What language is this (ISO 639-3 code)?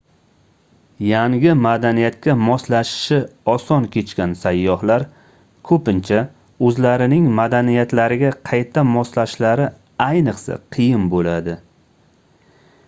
uzb